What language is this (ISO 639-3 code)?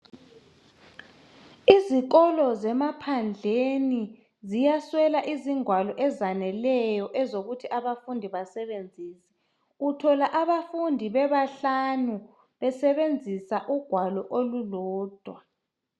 nde